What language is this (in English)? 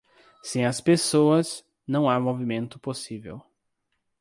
Portuguese